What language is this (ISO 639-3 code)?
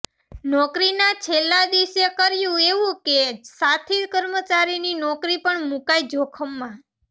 guj